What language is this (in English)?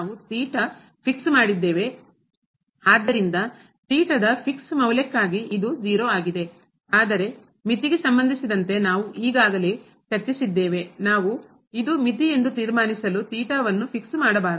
Kannada